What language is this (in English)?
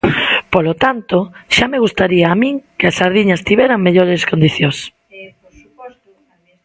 Galician